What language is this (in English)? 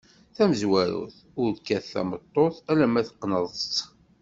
Kabyle